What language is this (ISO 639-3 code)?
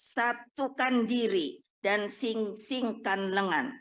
ind